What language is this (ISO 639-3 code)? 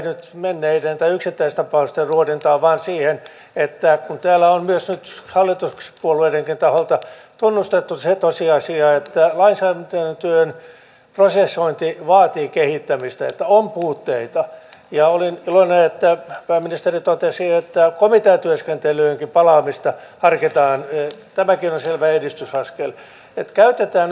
fin